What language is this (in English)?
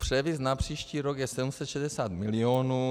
Czech